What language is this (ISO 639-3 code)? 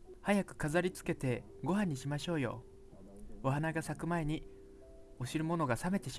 jpn